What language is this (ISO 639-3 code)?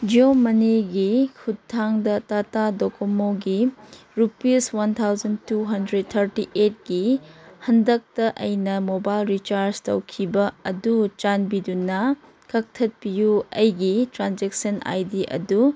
mni